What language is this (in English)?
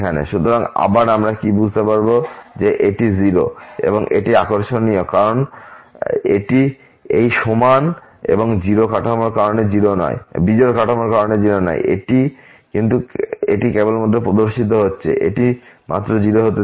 Bangla